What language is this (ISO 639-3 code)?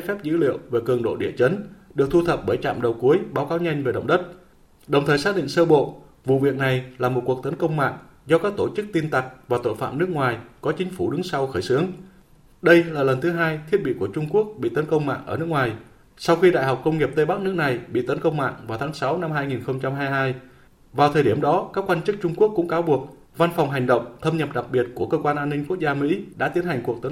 vie